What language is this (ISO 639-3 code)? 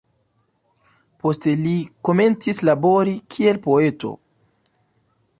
epo